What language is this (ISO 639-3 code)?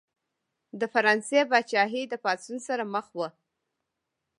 pus